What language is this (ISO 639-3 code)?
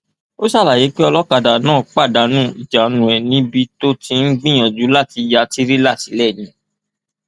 yor